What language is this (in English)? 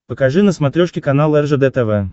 Russian